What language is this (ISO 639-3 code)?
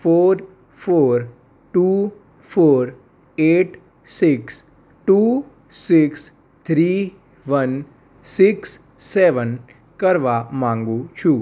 guj